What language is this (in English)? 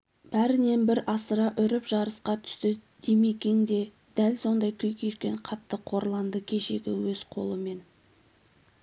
Kazakh